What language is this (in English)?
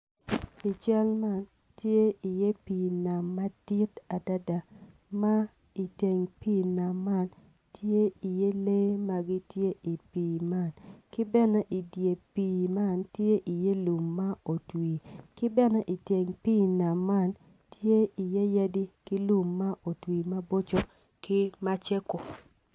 Acoli